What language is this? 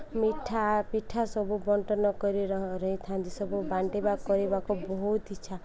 Odia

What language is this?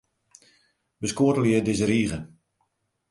Western Frisian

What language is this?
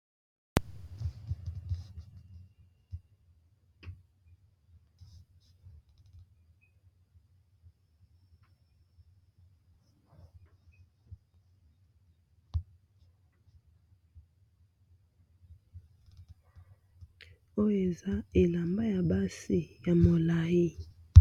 Lingala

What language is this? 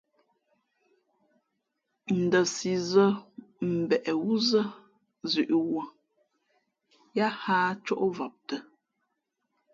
Fe'fe'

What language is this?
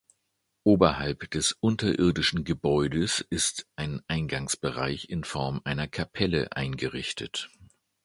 German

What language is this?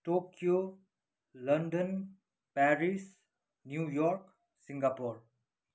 Nepali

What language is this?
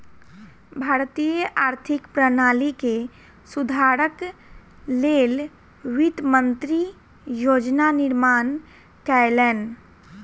Maithili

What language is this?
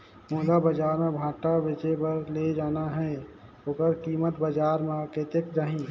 Chhattisgarhi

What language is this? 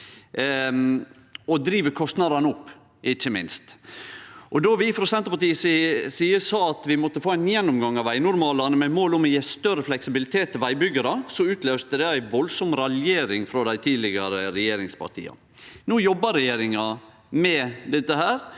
Norwegian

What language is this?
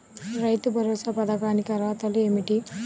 Telugu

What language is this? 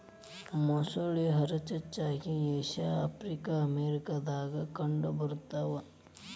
Kannada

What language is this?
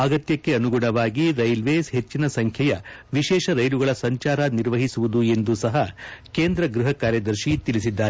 Kannada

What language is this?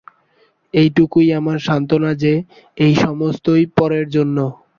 Bangla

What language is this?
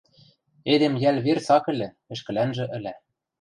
Western Mari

